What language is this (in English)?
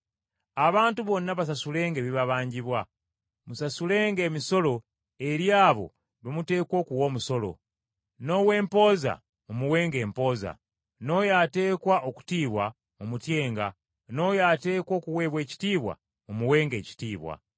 Ganda